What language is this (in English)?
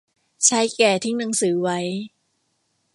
Thai